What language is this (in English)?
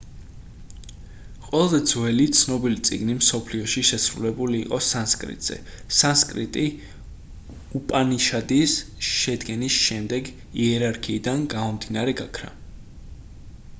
Georgian